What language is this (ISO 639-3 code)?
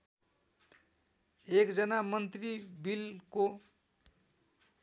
nep